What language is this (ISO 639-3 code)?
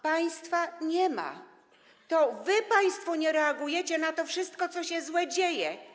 pol